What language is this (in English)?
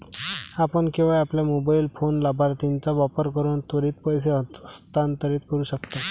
Marathi